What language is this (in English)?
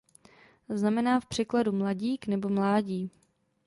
Czech